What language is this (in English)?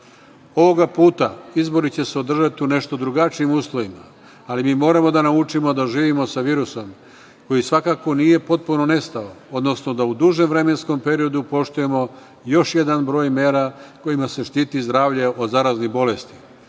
Serbian